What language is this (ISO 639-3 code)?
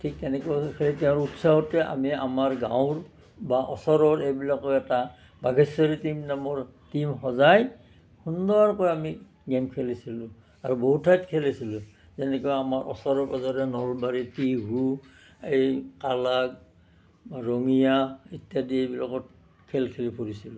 asm